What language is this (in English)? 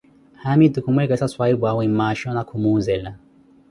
Koti